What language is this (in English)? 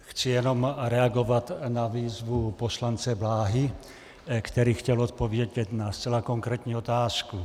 Czech